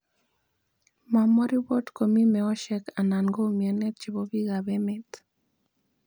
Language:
Kalenjin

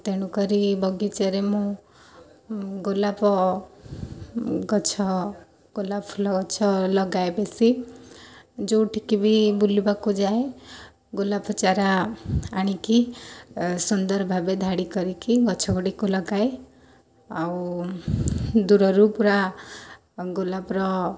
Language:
Odia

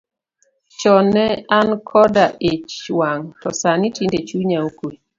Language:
Luo (Kenya and Tanzania)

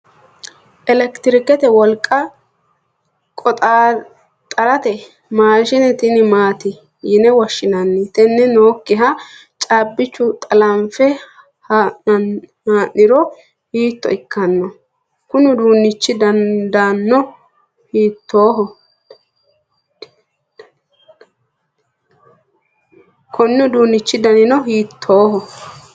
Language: Sidamo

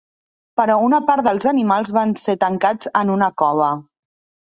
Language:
Catalan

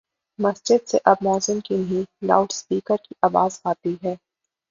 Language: Urdu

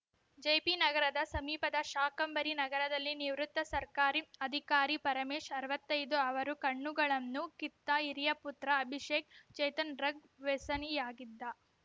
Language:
Kannada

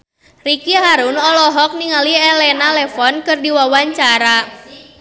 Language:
Sundanese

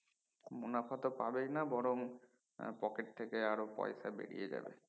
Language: Bangla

